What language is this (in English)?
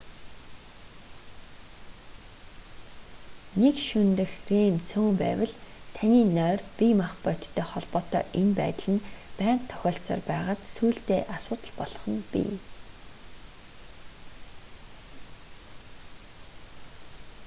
Mongolian